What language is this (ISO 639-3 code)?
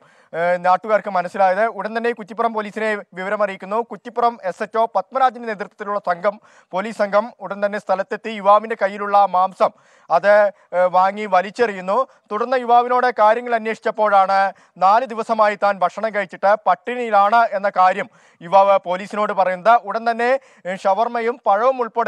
mal